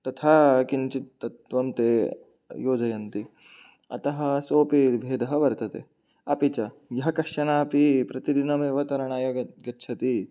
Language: Sanskrit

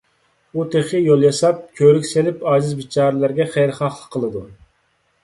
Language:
Uyghur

